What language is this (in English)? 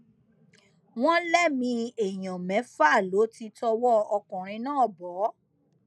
Yoruba